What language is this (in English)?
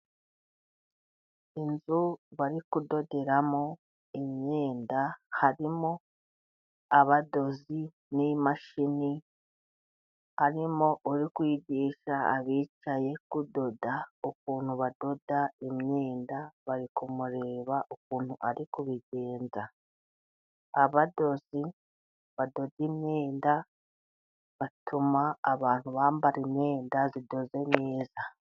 Kinyarwanda